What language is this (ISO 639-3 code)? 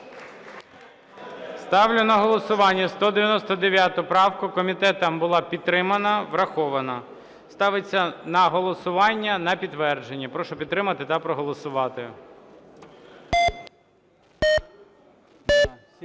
ukr